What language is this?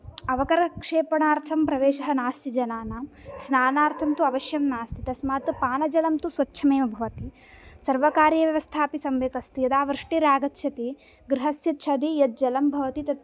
Sanskrit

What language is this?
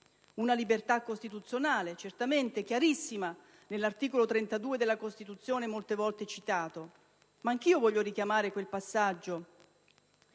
Italian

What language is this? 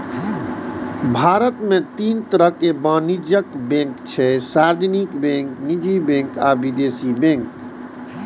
Maithili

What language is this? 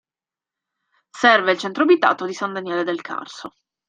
Italian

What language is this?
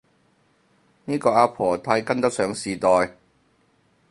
Cantonese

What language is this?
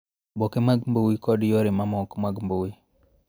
Luo (Kenya and Tanzania)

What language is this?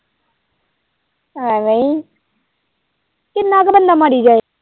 Punjabi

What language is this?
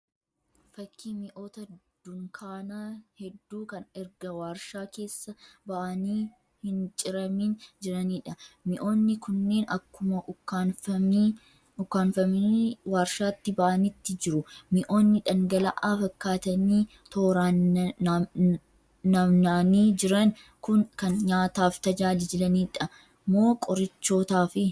Oromo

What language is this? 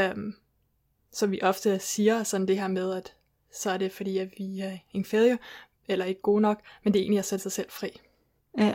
Danish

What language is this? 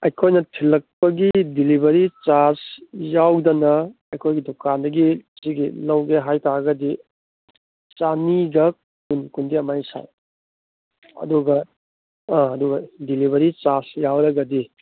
Manipuri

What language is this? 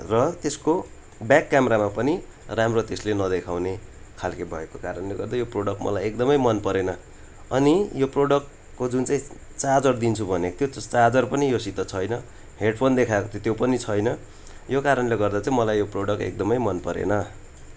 Nepali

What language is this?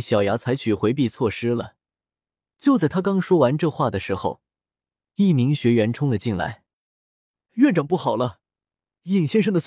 Chinese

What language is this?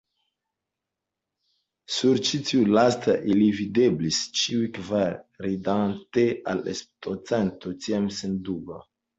Esperanto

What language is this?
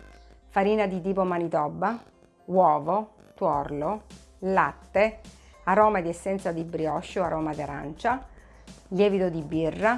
Italian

